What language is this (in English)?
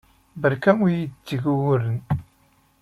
Kabyle